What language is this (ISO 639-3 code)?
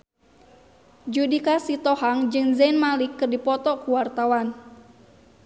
sun